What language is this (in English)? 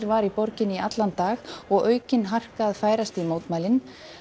Icelandic